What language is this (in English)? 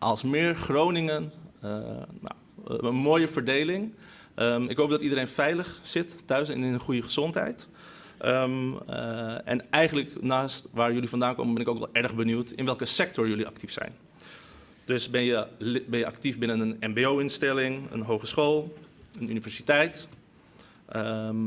Dutch